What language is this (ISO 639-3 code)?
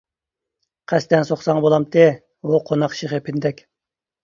uig